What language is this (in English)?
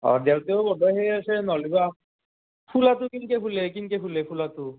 Assamese